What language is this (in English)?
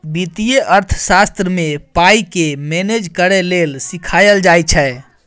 Maithili